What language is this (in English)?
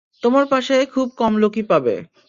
Bangla